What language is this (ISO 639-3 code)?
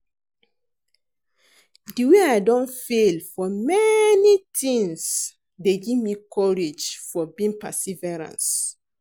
pcm